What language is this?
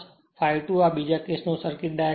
Gujarati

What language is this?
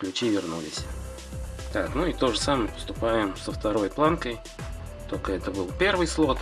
Russian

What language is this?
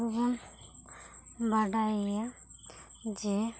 Santali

